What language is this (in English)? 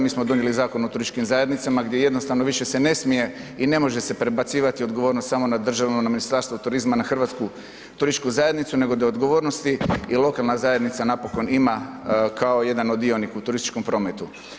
Croatian